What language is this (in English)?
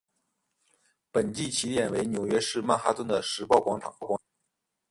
Chinese